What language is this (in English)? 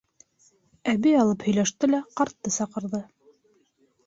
Bashkir